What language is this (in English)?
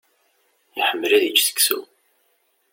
Kabyle